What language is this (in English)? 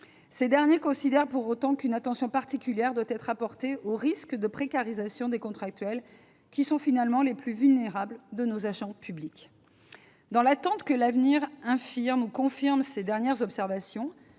French